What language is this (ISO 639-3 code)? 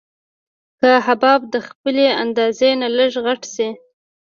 pus